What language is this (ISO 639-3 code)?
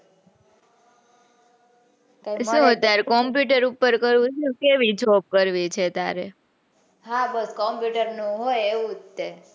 guj